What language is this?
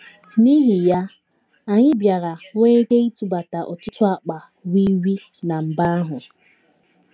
Igbo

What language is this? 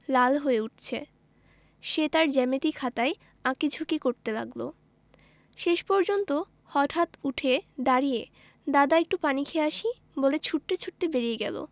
Bangla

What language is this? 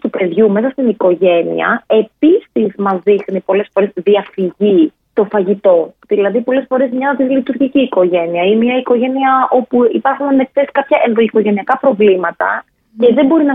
Greek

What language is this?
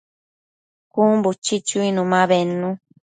Matsés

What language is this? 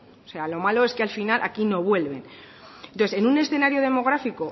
Spanish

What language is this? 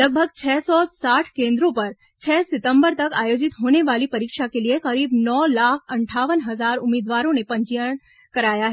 Hindi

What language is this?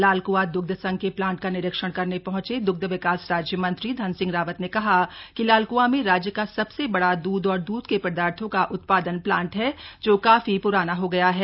Hindi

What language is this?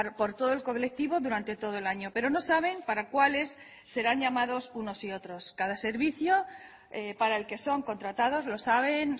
Spanish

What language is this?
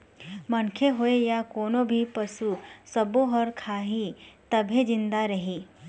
Chhattisgarhi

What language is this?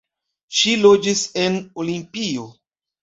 Esperanto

